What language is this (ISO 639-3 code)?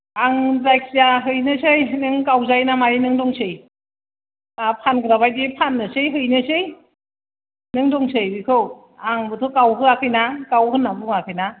brx